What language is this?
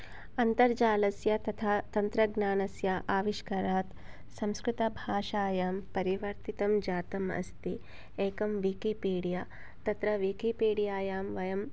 Sanskrit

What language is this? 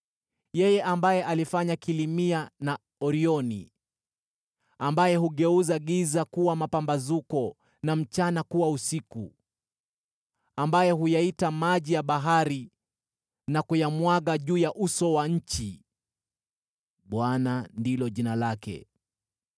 Swahili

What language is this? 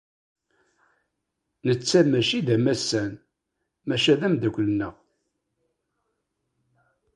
Kabyle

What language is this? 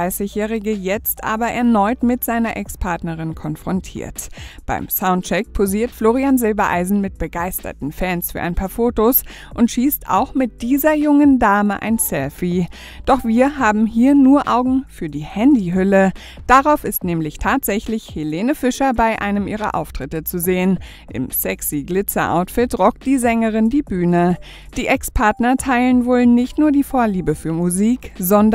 German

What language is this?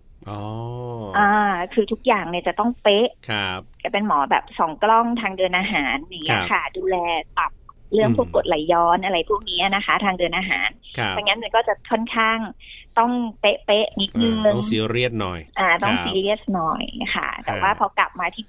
Thai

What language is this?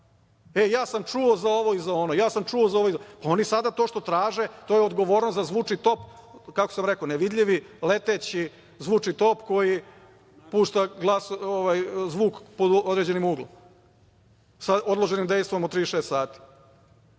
Serbian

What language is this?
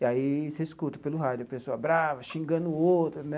Portuguese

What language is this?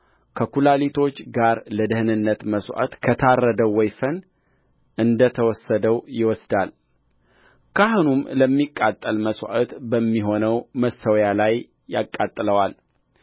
Amharic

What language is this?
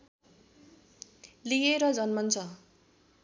Nepali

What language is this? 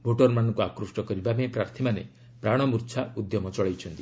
Odia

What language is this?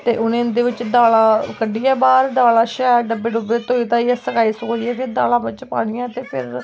Dogri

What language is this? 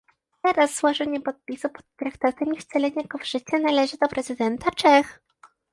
Polish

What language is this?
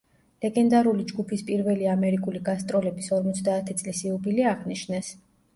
Georgian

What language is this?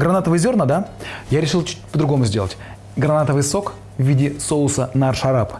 Russian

